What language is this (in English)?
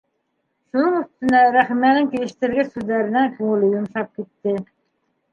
Bashkir